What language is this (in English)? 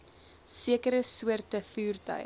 Afrikaans